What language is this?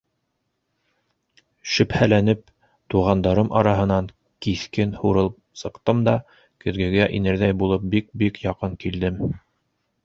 Bashkir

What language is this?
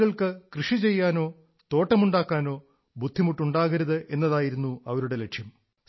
Malayalam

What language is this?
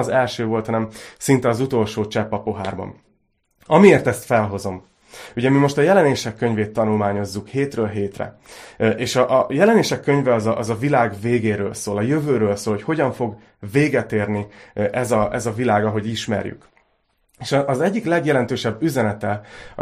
Hungarian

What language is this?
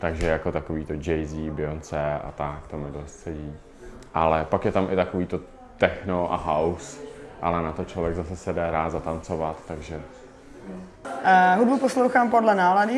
Czech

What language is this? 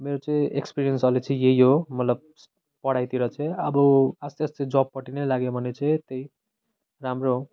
Nepali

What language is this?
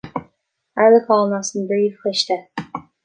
Irish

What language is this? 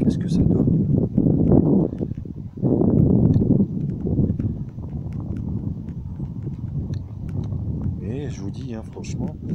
French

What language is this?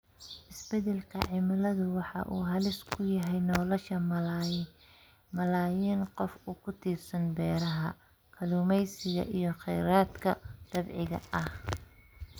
Somali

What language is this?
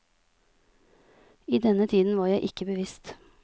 Norwegian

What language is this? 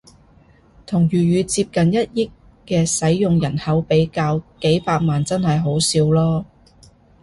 Cantonese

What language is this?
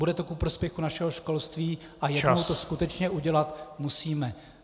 Czech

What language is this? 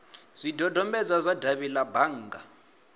Venda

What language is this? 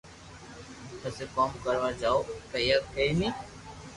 Loarki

